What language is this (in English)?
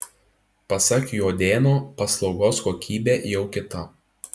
Lithuanian